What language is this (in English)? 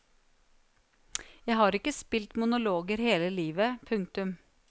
Norwegian